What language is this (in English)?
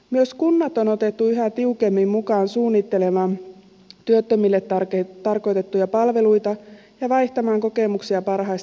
Finnish